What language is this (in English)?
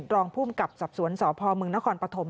Thai